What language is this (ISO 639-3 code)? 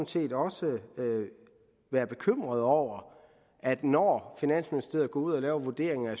dan